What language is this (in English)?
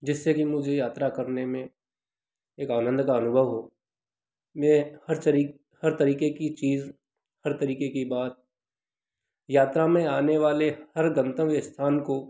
Hindi